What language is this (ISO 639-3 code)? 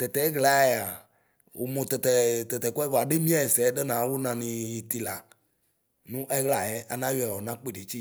kpo